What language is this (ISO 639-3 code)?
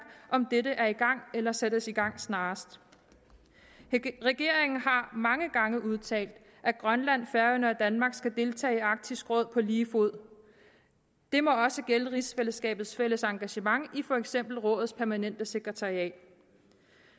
dan